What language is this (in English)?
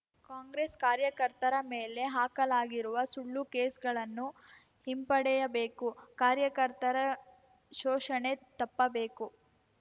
Kannada